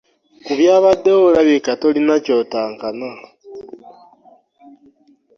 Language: Ganda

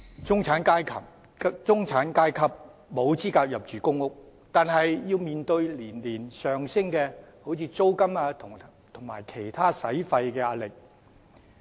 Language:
Cantonese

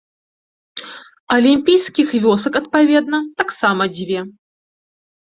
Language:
Belarusian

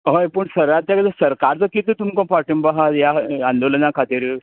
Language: Konkani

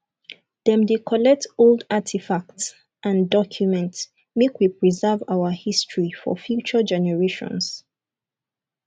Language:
Nigerian Pidgin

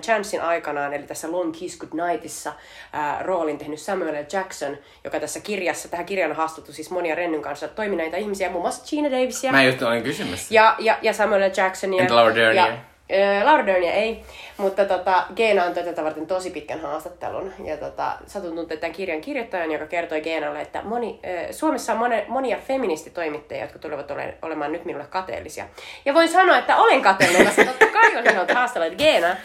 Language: Finnish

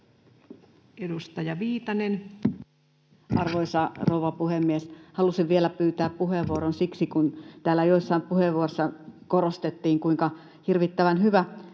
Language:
Finnish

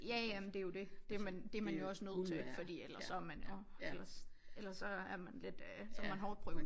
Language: Danish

